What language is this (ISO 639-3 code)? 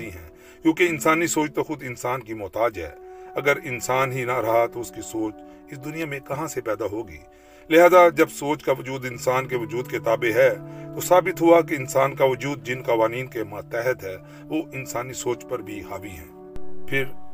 urd